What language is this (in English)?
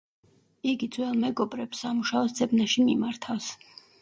Georgian